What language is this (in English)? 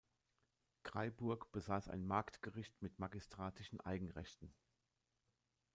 German